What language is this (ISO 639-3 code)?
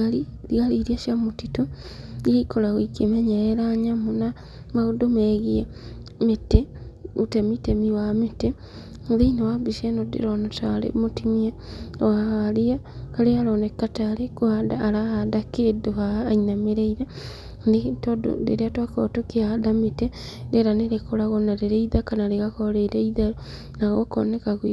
kik